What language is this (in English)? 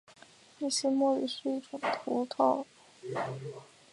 Chinese